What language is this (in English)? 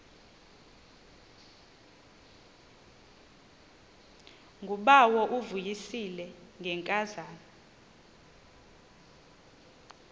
Xhosa